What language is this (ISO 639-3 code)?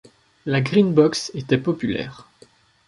fra